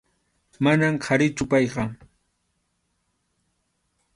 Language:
Arequipa-La Unión Quechua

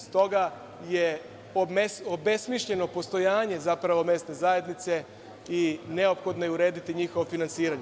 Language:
Serbian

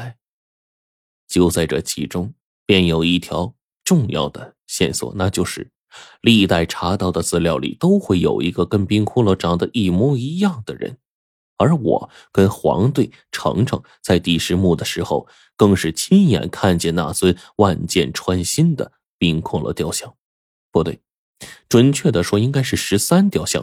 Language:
Chinese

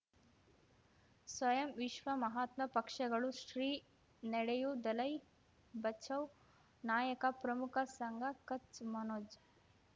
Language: Kannada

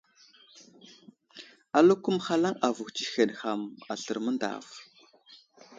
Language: Wuzlam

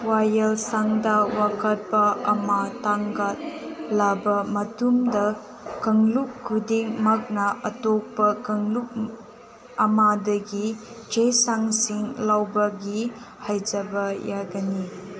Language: Manipuri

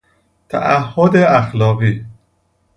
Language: Persian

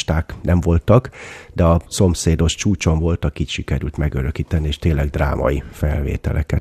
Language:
Hungarian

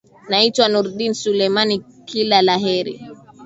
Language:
Swahili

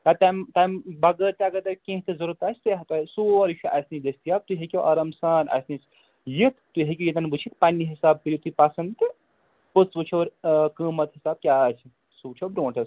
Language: Kashmiri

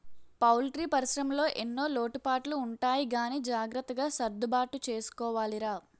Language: Telugu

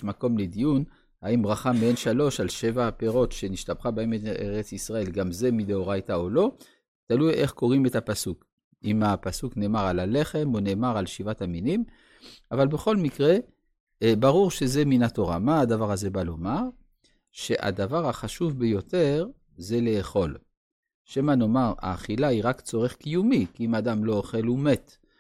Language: Hebrew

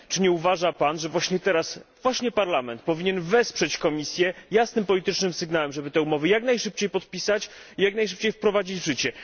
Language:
Polish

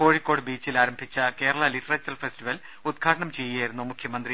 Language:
Malayalam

